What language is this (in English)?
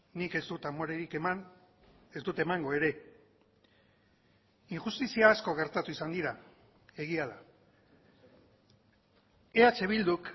Basque